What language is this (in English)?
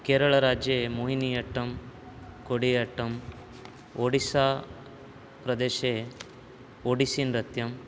Sanskrit